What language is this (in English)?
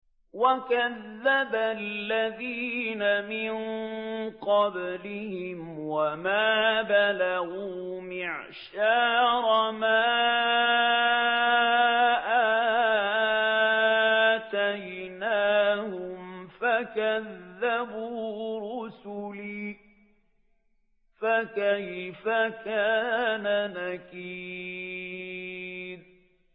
Arabic